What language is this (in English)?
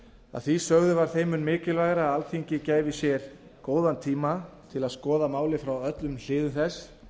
Icelandic